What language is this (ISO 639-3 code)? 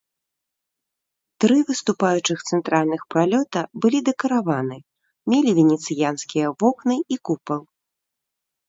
bel